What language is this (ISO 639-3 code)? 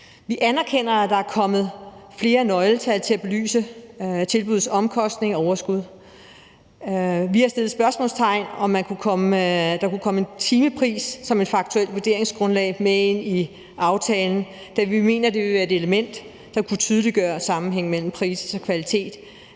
dan